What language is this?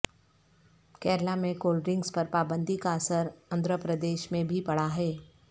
Urdu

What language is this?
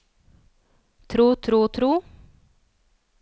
Norwegian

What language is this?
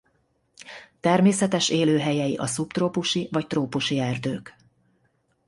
Hungarian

